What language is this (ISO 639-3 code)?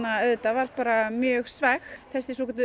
isl